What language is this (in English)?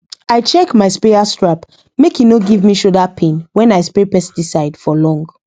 Nigerian Pidgin